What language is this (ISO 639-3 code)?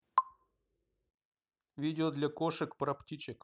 rus